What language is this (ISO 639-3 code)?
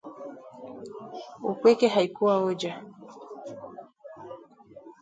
swa